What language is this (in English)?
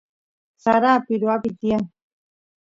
Santiago del Estero Quichua